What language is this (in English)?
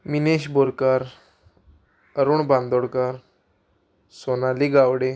Konkani